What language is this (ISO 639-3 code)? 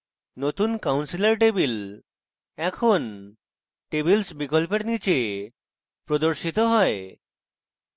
ben